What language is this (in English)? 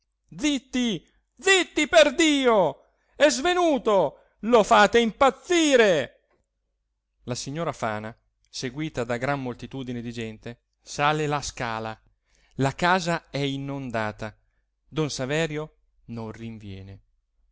Italian